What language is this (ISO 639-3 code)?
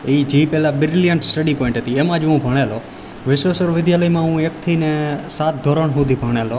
guj